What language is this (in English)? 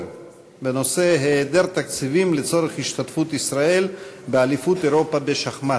Hebrew